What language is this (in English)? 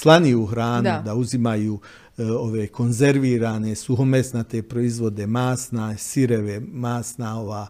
Croatian